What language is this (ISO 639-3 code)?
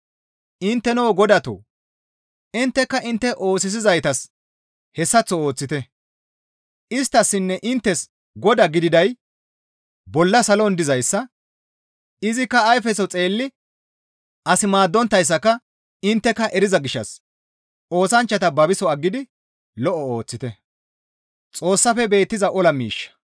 gmv